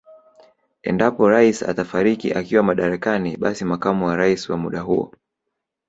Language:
Swahili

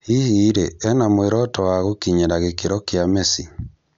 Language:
Kikuyu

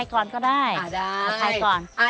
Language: Thai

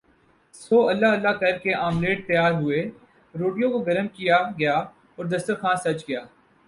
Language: Urdu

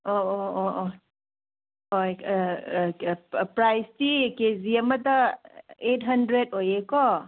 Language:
Manipuri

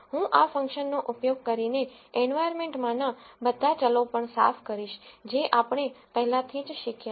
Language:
Gujarati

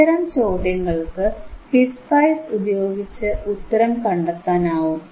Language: Malayalam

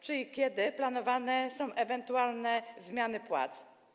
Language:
Polish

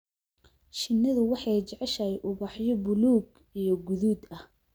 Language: Somali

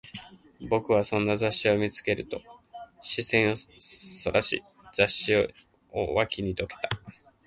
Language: Japanese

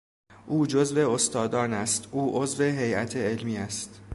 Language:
Persian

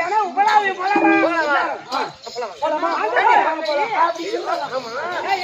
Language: Arabic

